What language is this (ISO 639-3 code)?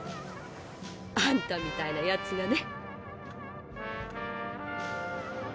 jpn